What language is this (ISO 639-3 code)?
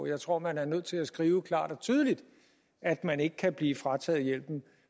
dan